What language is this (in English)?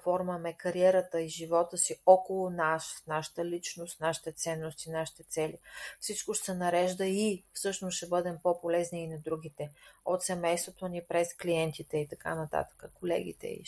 Bulgarian